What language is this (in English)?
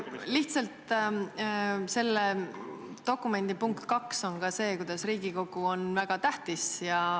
Estonian